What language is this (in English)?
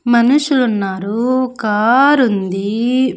Telugu